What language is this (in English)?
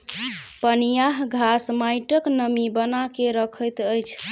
Maithili